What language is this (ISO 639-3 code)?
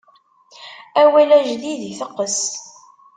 kab